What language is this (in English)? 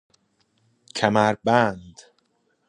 Persian